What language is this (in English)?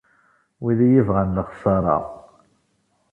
Kabyle